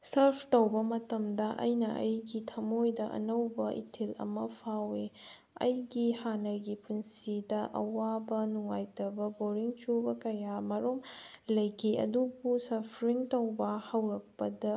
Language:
Manipuri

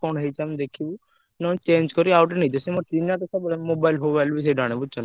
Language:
Odia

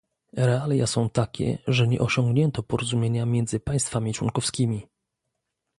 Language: Polish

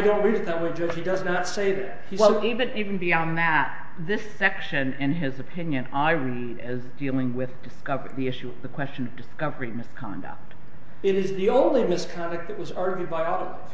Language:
English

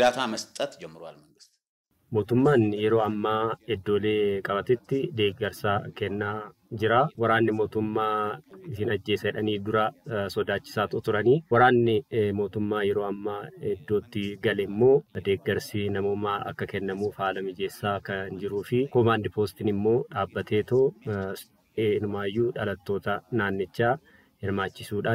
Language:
Arabic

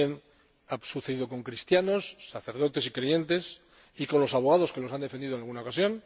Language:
Spanish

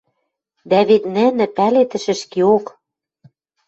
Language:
Western Mari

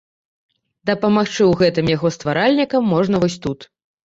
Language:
Belarusian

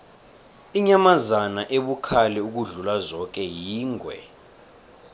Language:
South Ndebele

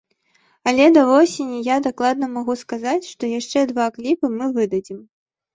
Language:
Belarusian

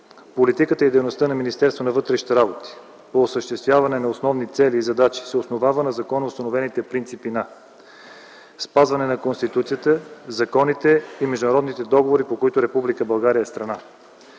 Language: Bulgarian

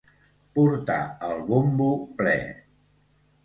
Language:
Catalan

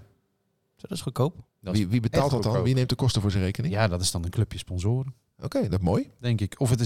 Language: Dutch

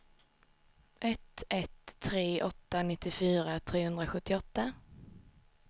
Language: Swedish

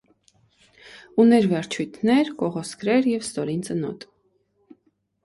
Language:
Armenian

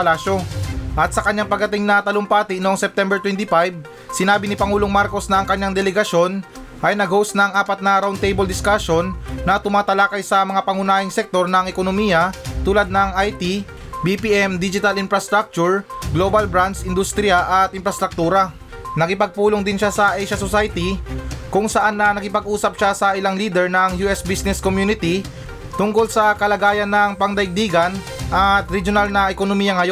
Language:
Filipino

